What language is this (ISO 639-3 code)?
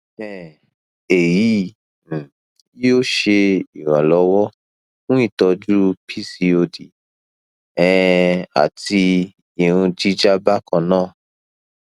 yor